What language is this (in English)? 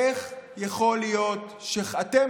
Hebrew